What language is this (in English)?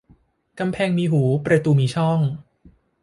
Thai